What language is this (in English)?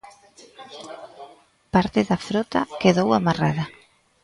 Galician